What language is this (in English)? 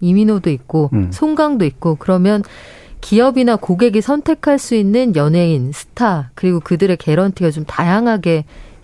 Korean